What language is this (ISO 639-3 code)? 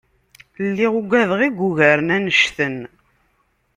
kab